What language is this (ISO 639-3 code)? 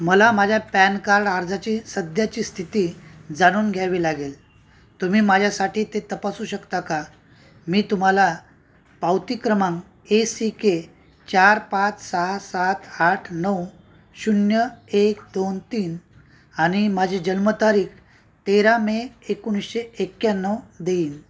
mar